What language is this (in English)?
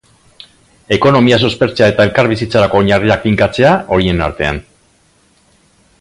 Basque